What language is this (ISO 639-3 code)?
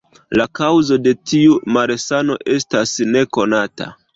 epo